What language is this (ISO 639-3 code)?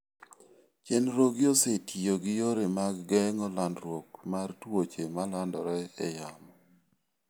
luo